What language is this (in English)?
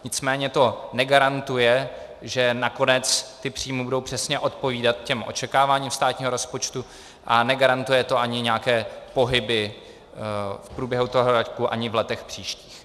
Czech